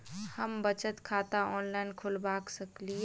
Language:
Maithili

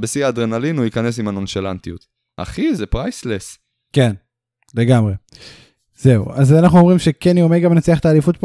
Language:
Hebrew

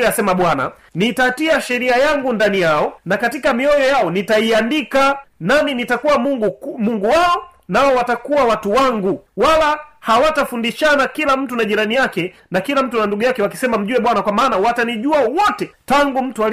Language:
Swahili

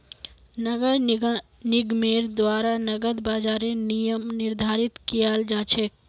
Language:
Magahi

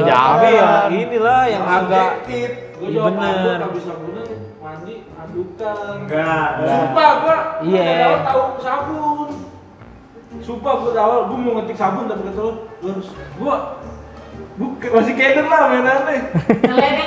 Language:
Indonesian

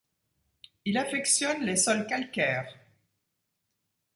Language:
French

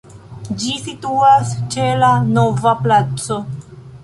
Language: Esperanto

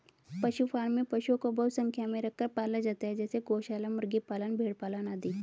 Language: Hindi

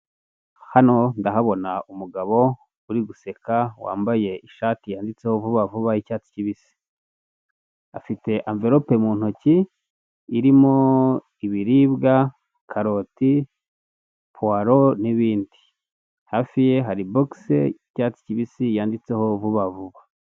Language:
Kinyarwanda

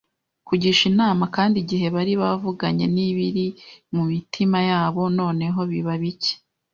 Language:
Kinyarwanda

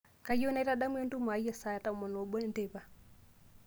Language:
Masai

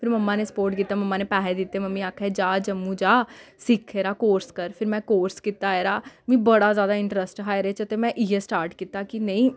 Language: Dogri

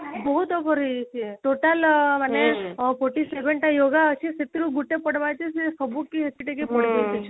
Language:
Odia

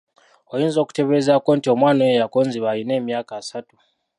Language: Ganda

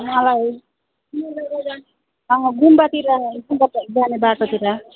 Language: Nepali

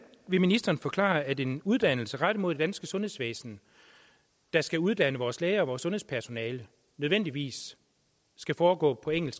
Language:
Danish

